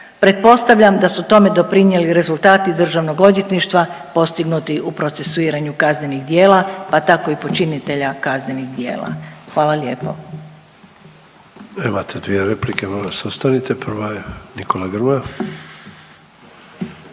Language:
Croatian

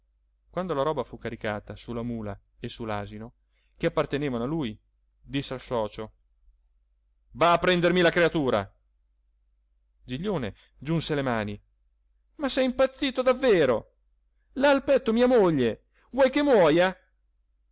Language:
Italian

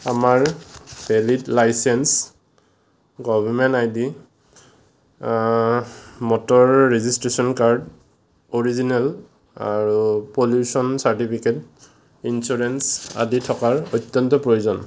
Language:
Assamese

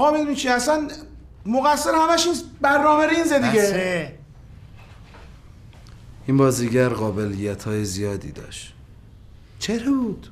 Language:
Persian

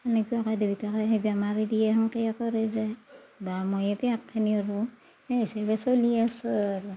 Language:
Assamese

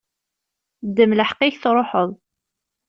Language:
Kabyle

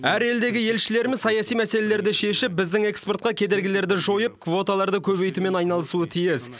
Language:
Kazakh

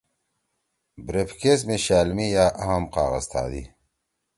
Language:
Torwali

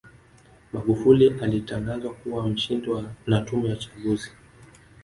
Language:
Swahili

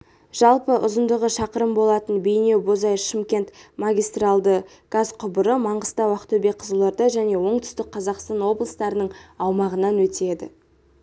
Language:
Kazakh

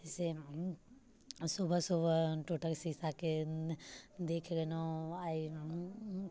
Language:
Maithili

